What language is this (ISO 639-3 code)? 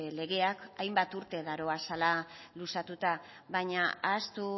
eus